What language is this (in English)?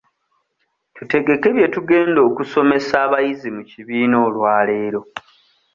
Ganda